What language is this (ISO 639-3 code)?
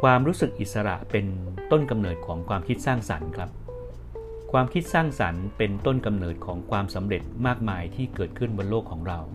tha